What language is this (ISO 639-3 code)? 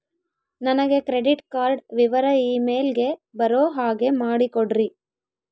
kan